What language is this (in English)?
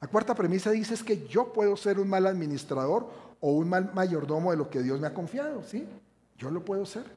Spanish